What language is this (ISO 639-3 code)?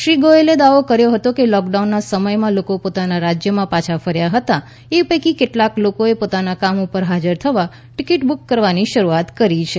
guj